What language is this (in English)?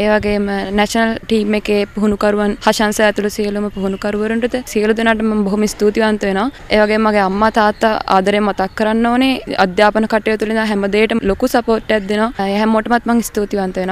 Romanian